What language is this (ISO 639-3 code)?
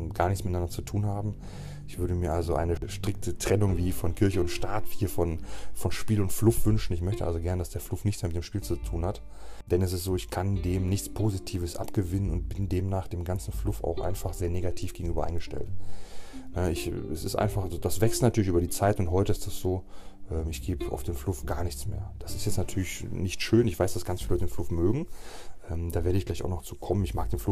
deu